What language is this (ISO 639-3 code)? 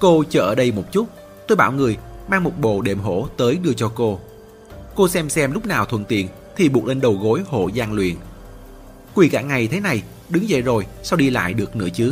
vie